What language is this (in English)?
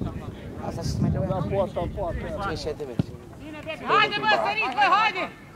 Romanian